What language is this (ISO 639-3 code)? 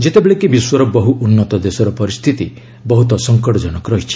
ori